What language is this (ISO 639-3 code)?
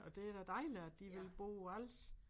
dan